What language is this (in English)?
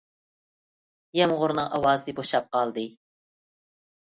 Uyghur